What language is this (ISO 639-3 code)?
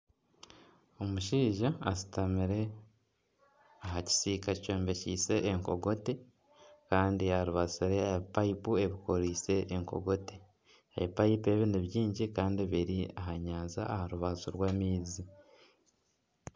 nyn